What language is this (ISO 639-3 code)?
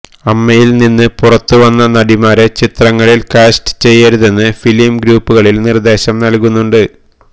mal